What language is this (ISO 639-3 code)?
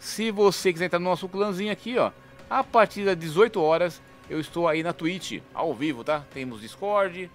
por